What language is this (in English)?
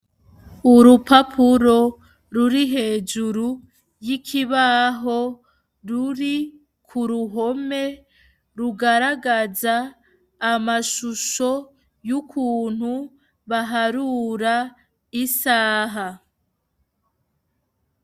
Rundi